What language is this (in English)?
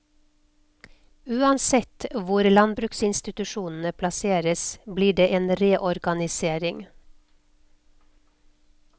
Norwegian